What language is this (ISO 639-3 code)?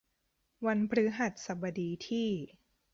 tha